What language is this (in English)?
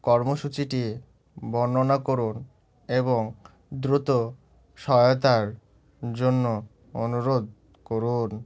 Bangla